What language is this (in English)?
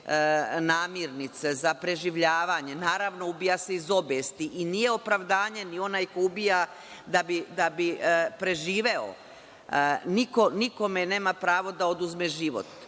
Serbian